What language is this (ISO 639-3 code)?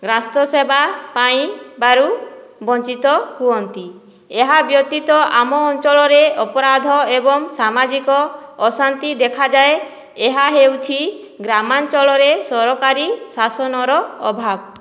ori